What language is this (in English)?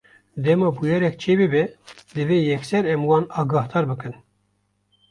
Kurdish